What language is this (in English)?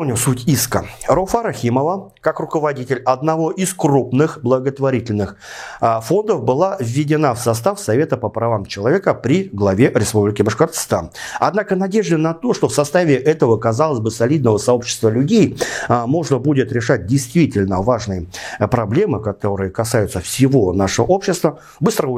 Russian